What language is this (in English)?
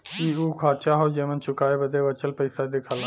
Bhojpuri